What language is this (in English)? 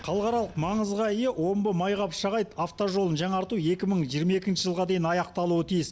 Kazakh